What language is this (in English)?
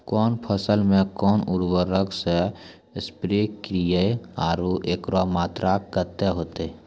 Maithili